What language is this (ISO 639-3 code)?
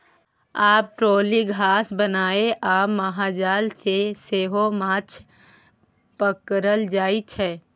mai